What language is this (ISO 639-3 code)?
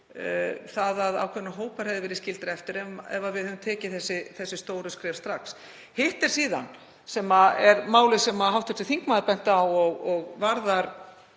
isl